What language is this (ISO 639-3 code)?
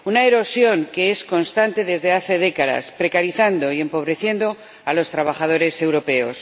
spa